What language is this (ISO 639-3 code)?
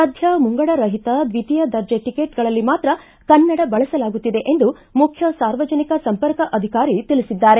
kan